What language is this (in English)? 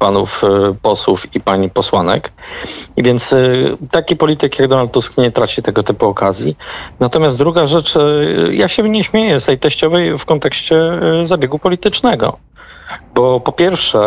Polish